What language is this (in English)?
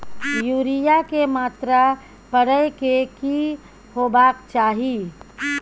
Maithili